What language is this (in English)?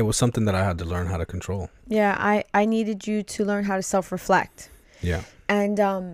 English